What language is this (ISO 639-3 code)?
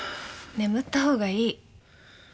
jpn